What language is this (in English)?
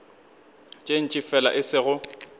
Northern Sotho